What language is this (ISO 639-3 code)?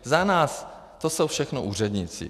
ces